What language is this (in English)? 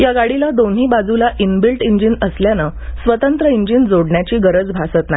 Marathi